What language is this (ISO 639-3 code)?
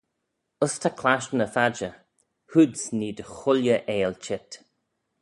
glv